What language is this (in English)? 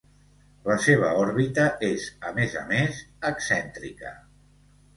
Catalan